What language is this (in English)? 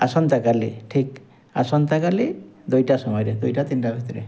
Odia